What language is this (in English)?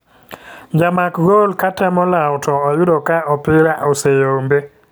Luo (Kenya and Tanzania)